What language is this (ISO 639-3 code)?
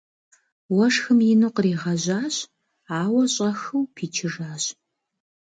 kbd